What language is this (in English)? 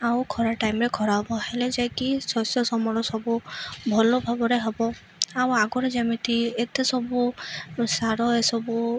Odia